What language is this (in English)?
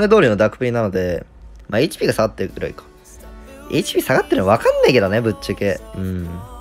Japanese